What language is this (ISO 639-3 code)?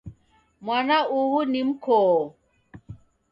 dav